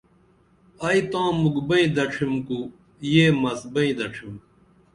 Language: Dameli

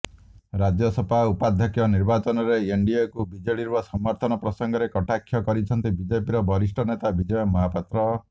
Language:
Odia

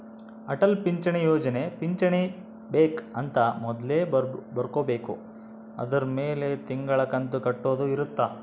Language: Kannada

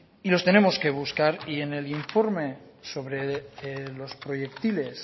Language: Spanish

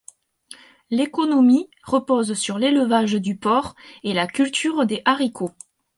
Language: French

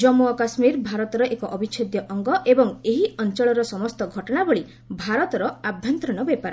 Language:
Odia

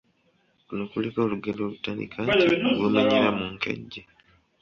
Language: Ganda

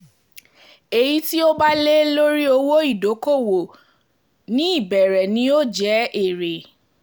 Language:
Yoruba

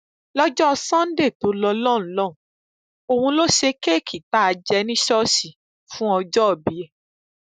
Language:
Yoruba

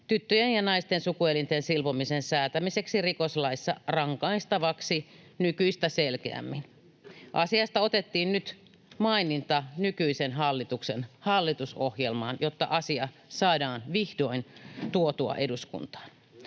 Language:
Finnish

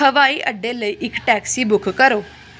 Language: Punjabi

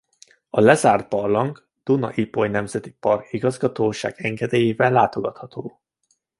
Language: Hungarian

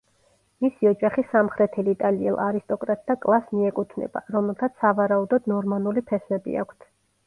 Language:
Georgian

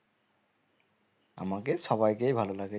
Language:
Bangla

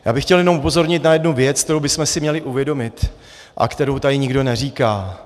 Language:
Czech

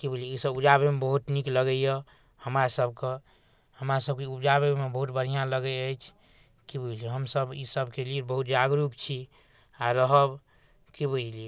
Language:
Maithili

